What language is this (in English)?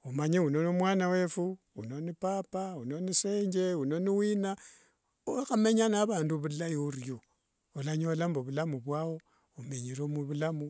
Wanga